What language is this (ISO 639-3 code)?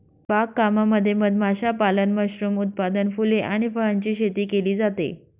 mar